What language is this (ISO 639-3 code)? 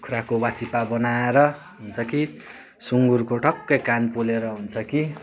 nep